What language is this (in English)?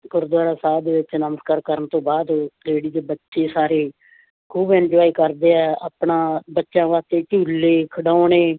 Punjabi